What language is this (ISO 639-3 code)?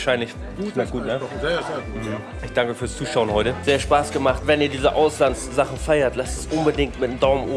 deu